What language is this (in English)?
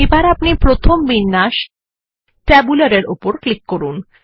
Bangla